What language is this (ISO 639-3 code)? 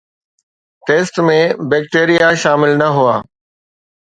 snd